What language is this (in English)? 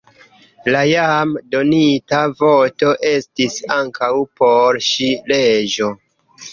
Esperanto